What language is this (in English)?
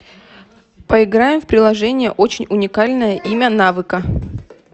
Russian